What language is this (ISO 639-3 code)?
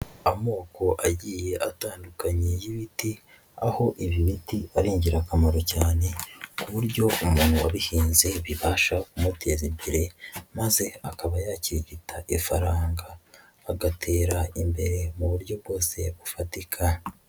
kin